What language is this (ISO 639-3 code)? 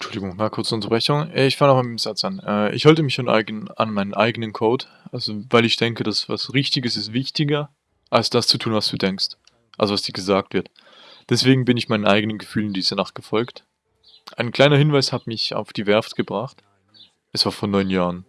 deu